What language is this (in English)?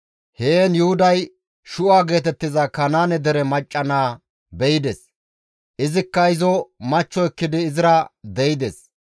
Gamo